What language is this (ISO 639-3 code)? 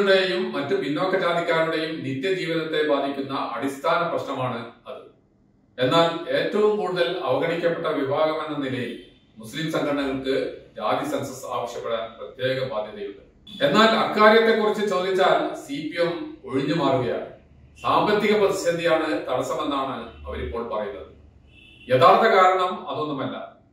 tur